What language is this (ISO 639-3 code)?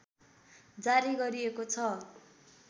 nep